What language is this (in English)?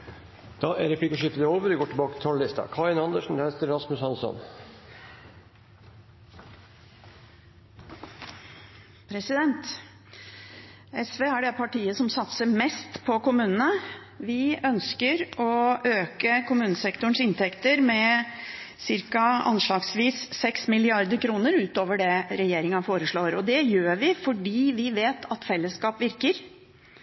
Norwegian